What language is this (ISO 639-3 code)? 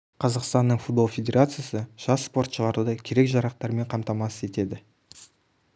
kaz